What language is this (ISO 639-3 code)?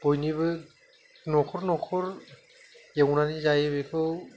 brx